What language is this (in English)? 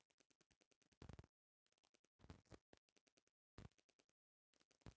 Bhojpuri